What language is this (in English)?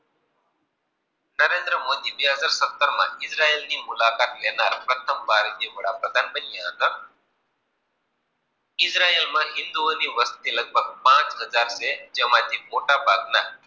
Gujarati